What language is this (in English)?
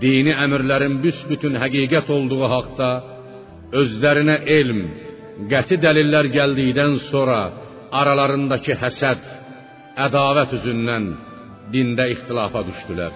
Persian